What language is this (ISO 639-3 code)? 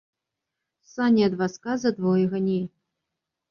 bel